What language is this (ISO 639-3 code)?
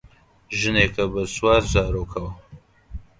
ckb